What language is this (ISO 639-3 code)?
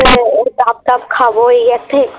ben